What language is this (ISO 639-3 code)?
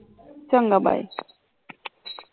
pan